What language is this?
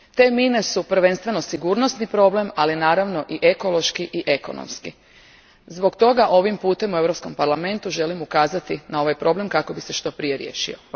Croatian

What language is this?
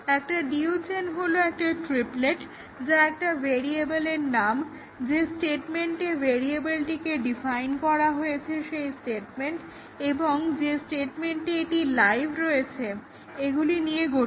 Bangla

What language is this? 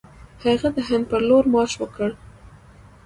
Pashto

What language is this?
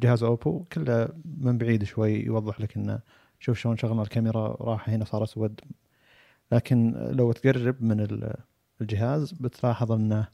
Arabic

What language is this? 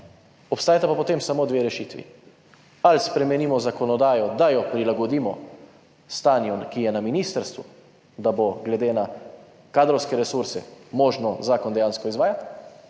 Slovenian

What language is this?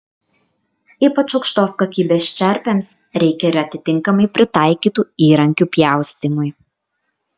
Lithuanian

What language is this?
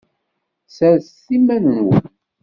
Kabyle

